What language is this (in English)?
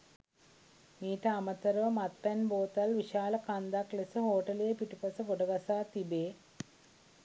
Sinhala